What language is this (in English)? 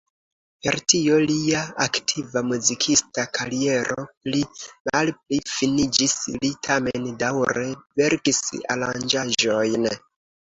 Esperanto